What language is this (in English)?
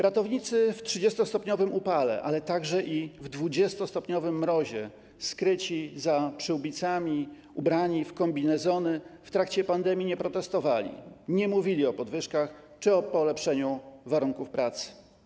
Polish